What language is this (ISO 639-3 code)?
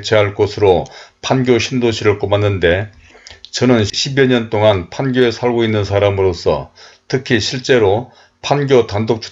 kor